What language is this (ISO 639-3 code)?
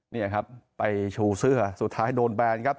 tha